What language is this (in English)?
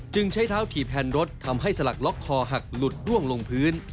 Thai